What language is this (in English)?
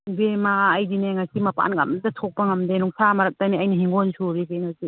Manipuri